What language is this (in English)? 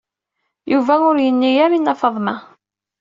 Kabyle